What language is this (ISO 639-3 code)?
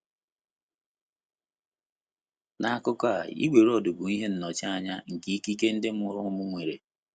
ibo